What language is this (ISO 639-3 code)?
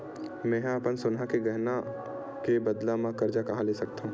hne